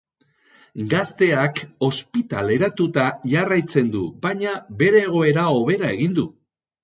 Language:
Basque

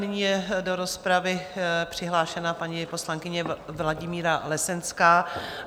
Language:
Czech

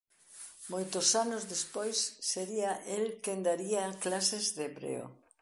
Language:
Galician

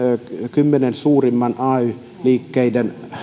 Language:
Finnish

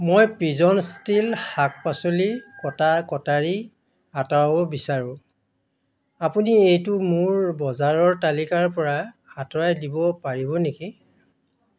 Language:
Assamese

